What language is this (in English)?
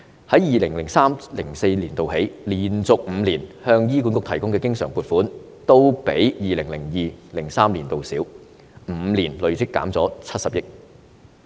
Cantonese